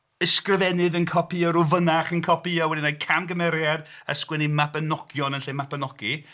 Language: Welsh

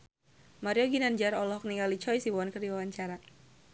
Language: Sundanese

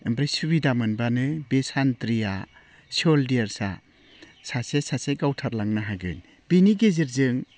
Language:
Bodo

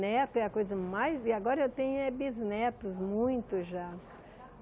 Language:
Portuguese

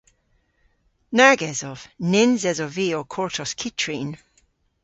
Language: Cornish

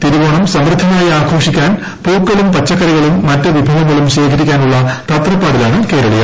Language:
Malayalam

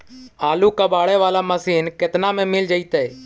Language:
Magahi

